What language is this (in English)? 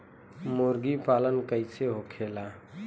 Bhojpuri